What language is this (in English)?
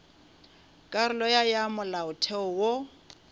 Northern Sotho